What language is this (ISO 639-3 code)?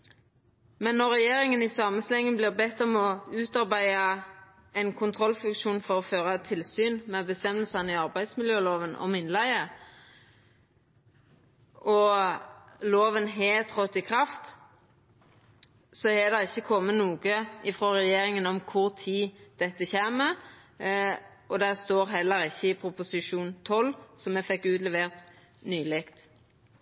nno